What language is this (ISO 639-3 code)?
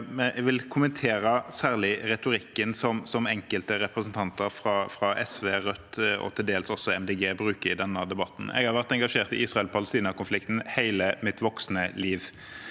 nor